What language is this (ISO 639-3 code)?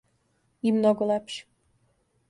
srp